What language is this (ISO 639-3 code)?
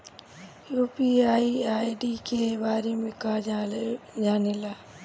bho